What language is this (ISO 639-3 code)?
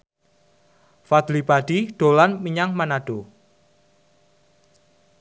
jav